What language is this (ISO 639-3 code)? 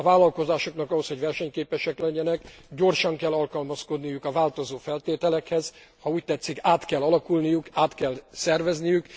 hun